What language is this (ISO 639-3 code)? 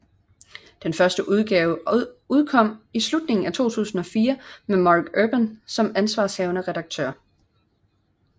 dan